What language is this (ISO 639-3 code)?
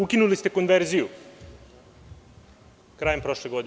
srp